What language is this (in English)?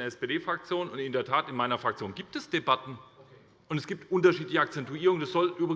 German